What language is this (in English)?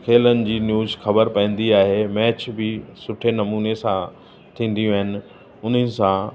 Sindhi